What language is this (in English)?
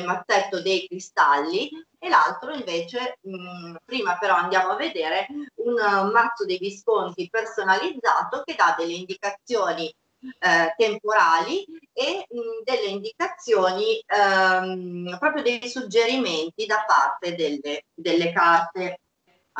Italian